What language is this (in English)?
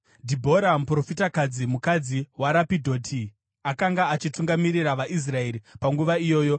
Shona